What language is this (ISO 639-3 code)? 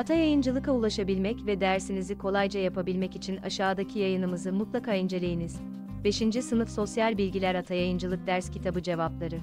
tur